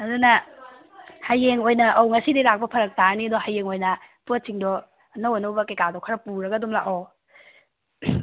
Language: Manipuri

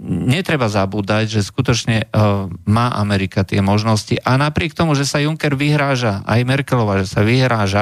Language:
Slovak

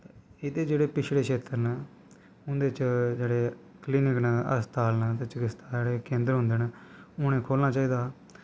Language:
Dogri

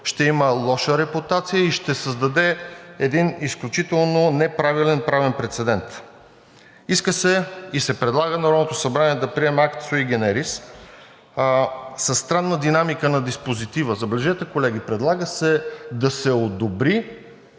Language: Bulgarian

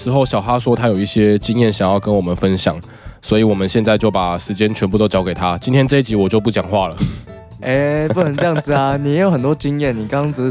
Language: Chinese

